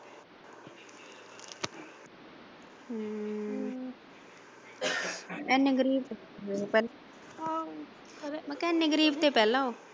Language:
Punjabi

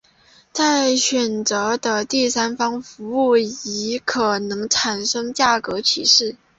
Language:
Chinese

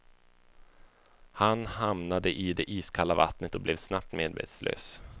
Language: Swedish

